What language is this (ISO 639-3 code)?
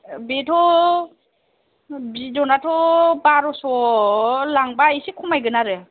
brx